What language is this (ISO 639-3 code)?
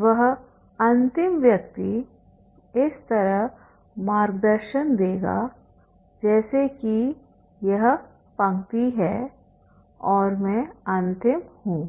hin